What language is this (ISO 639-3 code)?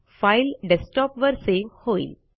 mar